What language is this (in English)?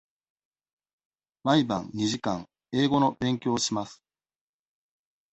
Japanese